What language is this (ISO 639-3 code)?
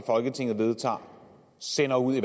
dan